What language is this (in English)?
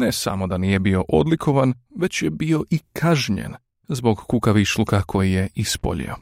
Croatian